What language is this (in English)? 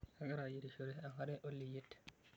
Masai